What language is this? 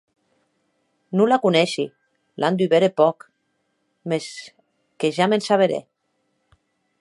Occitan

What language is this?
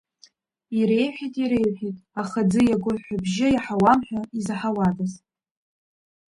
Abkhazian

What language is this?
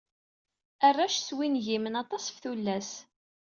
Kabyle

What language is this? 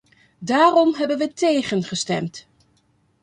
Dutch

